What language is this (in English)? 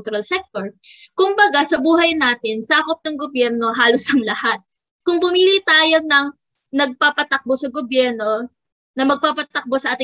Filipino